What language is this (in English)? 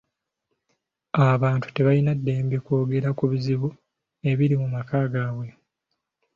Ganda